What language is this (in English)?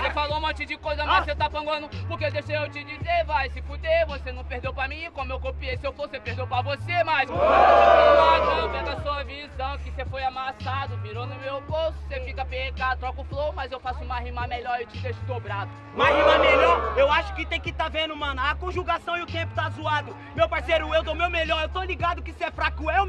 Portuguese